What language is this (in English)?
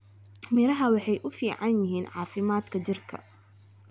Somali